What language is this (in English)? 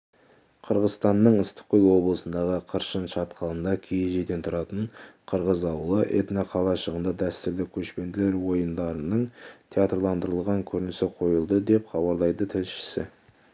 Kazakh